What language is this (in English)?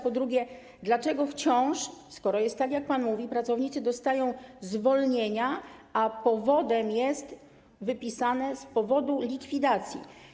Polish